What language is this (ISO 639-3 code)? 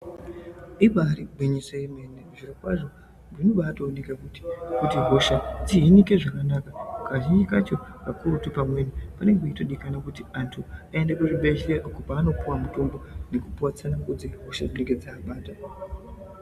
ndc